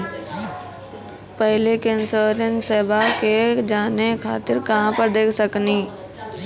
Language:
Maithili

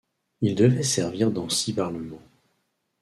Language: French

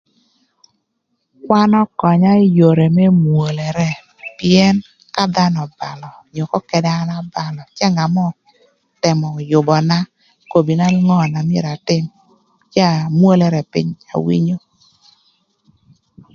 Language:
Thur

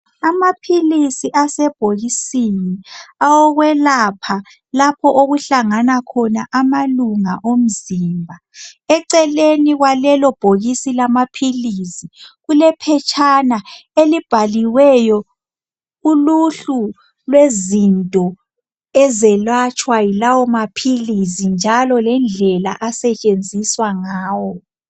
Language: North Ndebele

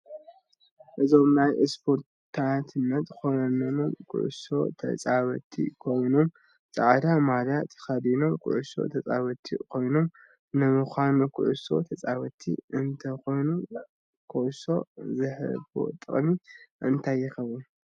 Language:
Tigrinya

